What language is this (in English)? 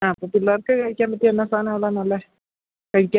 Malayalam